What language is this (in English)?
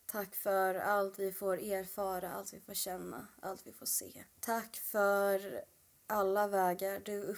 Swedish